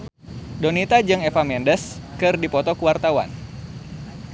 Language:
Sundanese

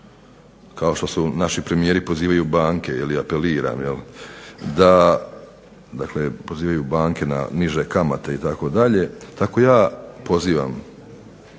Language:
Croatian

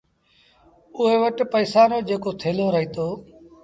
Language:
Sindhi Bhil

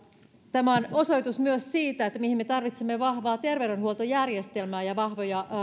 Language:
Finnish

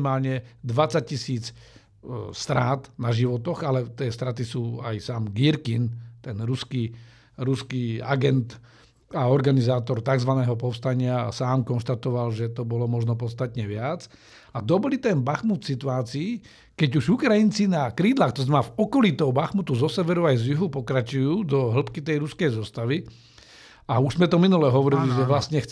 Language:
Slovak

